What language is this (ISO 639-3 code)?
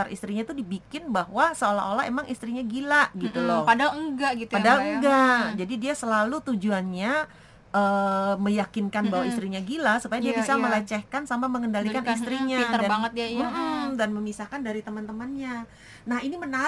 ind